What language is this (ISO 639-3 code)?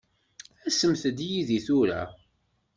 kab